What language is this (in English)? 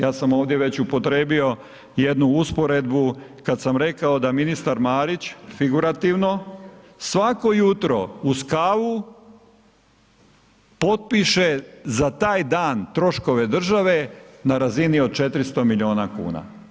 Croatian